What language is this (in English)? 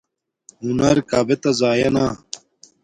Domaaki